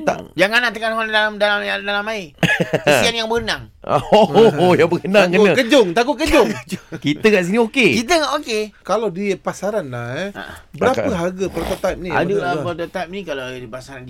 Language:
Malay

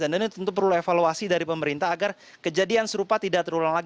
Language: Indonesian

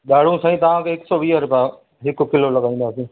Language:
Sindhi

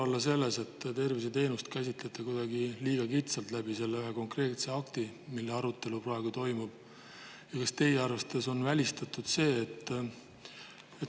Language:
Estonian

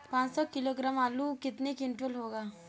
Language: Hindi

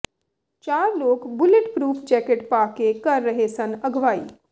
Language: Punjabi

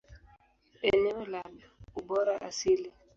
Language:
Swahili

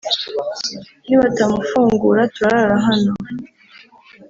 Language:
Kinyarwanda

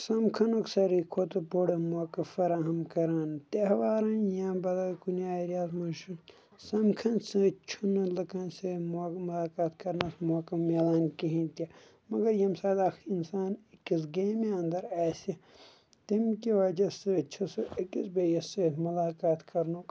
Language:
Kashmiri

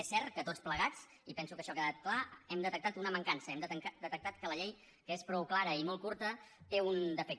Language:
Catalan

